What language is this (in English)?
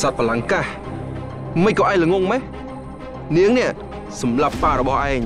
Thai